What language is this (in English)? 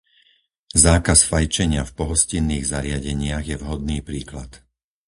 Slovak